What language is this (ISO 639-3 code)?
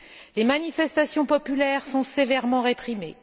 fra